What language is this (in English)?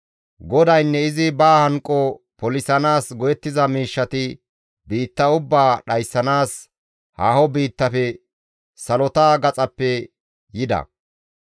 Gamo